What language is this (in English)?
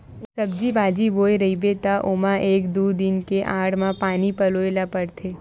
Chhattisgarhi